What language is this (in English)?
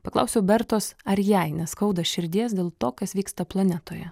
Lithuanian